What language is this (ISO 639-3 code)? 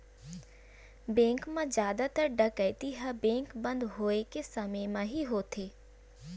hne